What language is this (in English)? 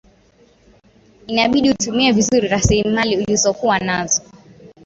Swahili